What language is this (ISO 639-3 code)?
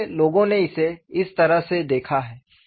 hin